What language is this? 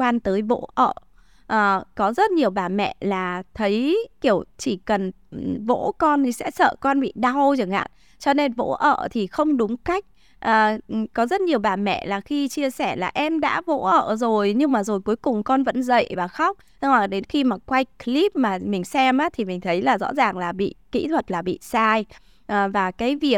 Vietnamese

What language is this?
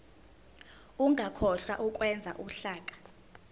Zulu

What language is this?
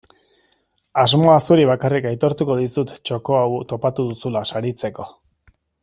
Basque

